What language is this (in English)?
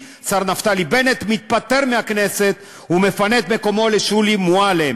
Hebrew